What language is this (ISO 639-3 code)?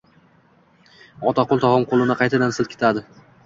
uzb